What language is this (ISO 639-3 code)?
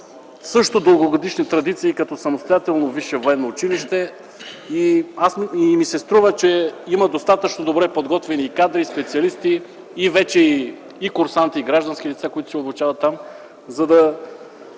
bul